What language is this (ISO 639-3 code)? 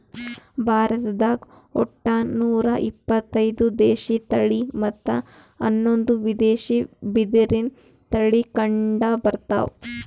kan